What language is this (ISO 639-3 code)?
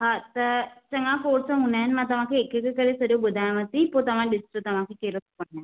snd